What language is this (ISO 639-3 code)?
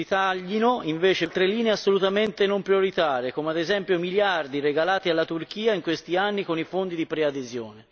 ita